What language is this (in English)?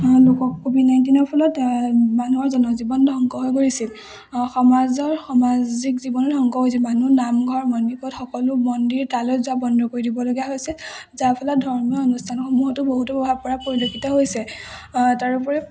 Assamese